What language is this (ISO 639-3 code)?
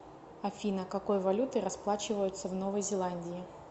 rus